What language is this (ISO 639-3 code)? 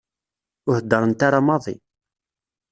kab